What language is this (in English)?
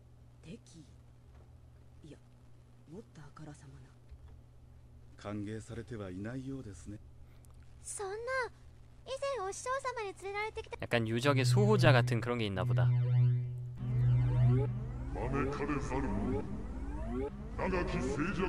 Korean